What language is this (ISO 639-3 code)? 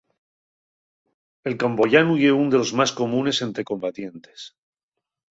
ast